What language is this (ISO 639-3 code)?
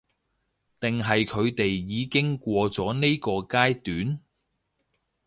yue